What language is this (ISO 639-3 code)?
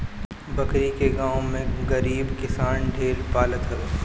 bho